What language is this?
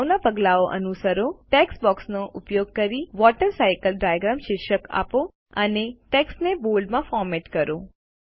Gujarati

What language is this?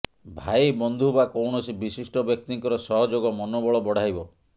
Odia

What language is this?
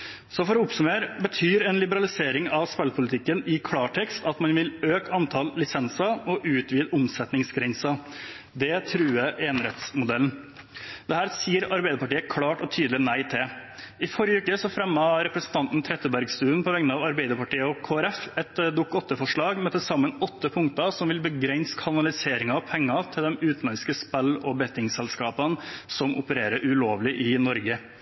Norwegian Bokmål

